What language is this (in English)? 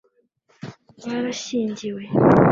Kinyarwanda